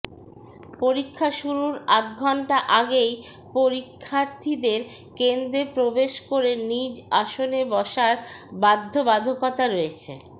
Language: Bangla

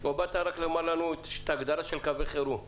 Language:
Hebrew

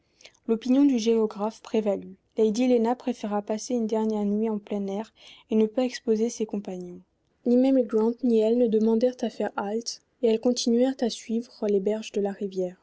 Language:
French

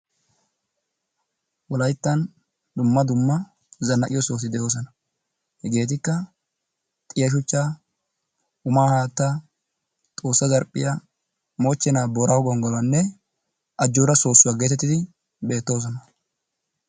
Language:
Wolaytta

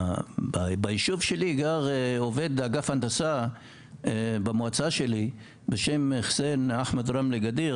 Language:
Hebrew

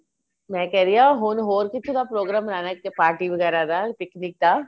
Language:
Punjabi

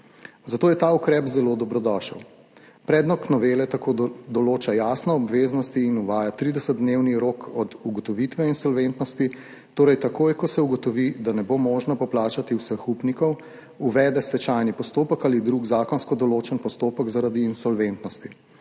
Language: Slovenian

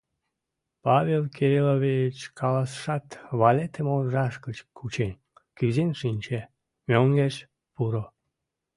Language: Mari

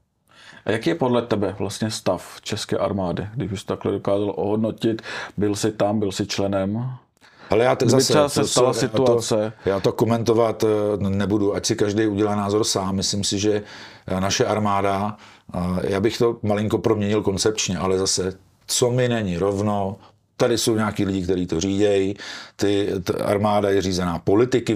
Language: Czech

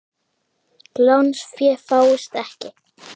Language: Icelandic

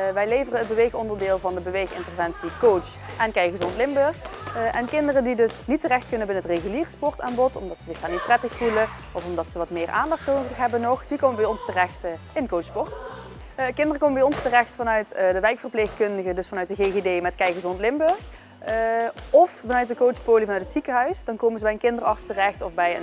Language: Dutch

